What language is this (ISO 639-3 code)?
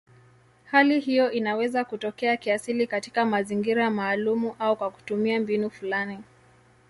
swa